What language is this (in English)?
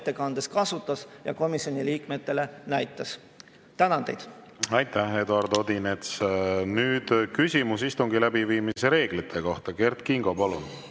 Estonian